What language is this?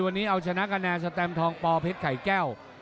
Thai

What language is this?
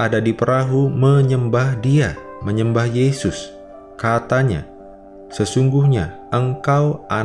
Indonesian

